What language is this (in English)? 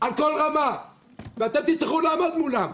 Hebrew